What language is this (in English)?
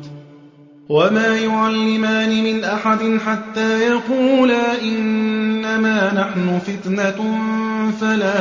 Arabic